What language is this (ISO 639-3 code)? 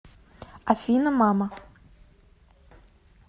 rus